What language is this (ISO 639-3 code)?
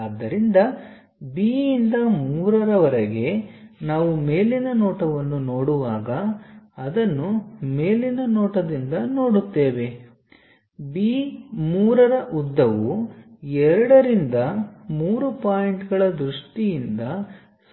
kan